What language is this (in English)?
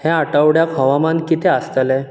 Konkani